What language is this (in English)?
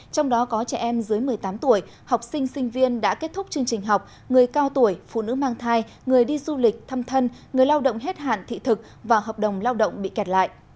Vietnamese